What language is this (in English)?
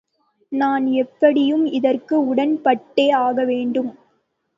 Tamil